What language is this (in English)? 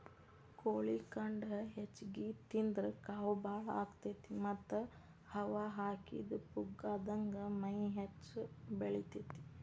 Kannada